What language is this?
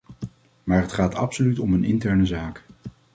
Dutch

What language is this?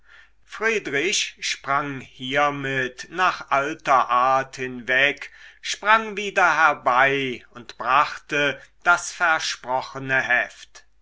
German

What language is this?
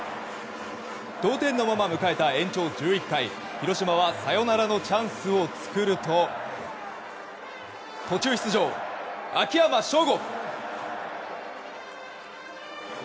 Japanese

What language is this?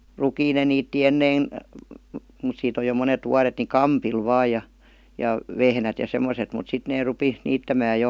Finnish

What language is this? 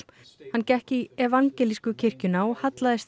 Icelandic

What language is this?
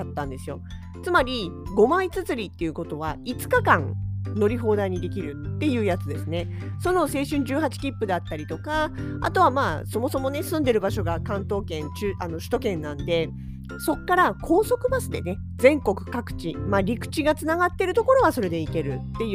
Japanese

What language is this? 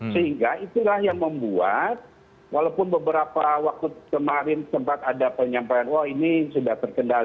Indonesian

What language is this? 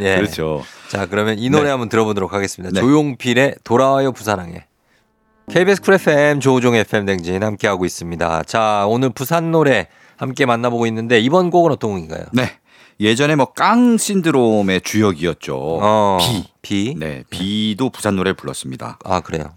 Korean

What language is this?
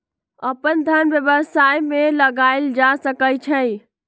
Magahi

